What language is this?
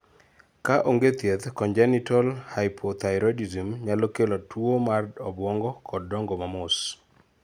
Luo (Kenya and Tanzania)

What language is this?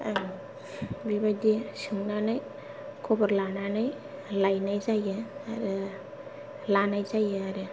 Bodo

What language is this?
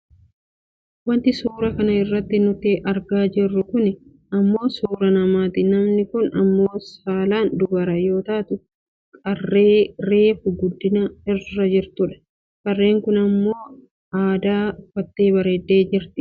Oromo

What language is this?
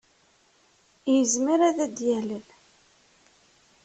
Kabyle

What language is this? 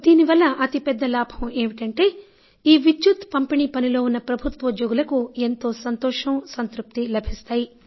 Telugu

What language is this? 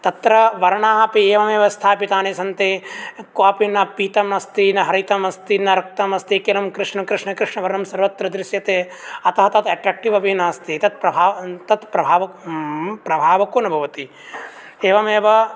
Sanskrit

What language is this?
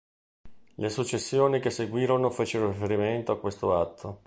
Italian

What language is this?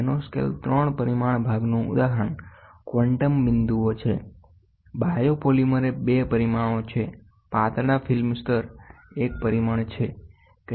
Gujarati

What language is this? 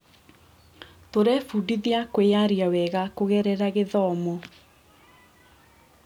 Kikuyu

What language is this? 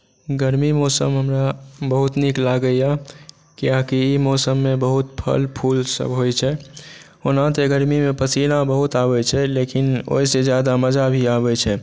Maithili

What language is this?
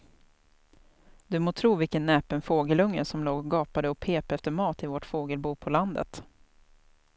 Swedish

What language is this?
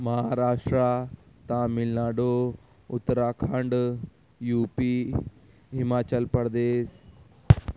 Urdu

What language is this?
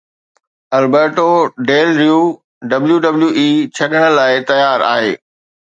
Sindhi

